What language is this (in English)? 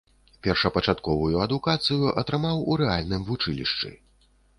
Belarusian